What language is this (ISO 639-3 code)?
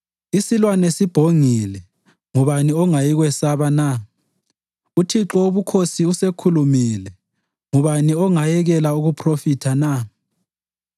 nde